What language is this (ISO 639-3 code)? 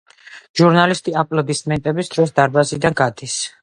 kat